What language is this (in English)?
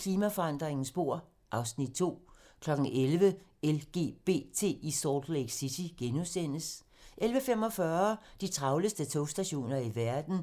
Danish